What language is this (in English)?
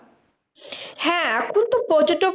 Bangla